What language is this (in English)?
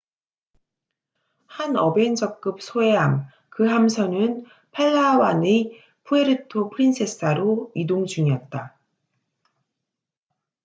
Korean